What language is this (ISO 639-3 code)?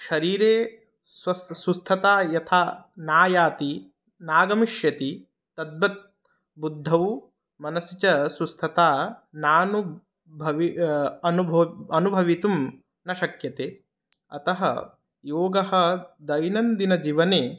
san